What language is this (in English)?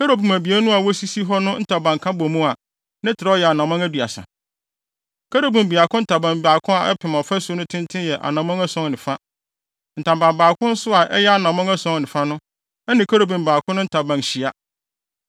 Akan